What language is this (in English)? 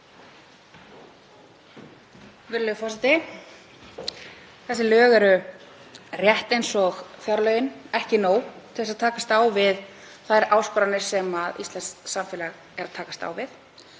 Icelandic